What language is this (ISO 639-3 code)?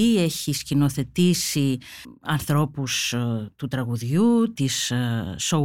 ell